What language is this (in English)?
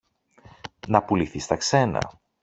Greek